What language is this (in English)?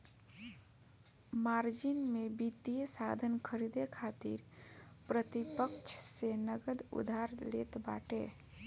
Bhojpuri